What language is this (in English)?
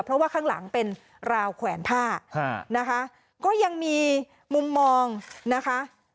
Thai